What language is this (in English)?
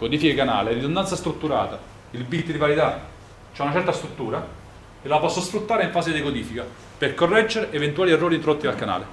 Italian